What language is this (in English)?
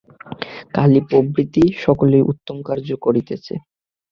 Bangla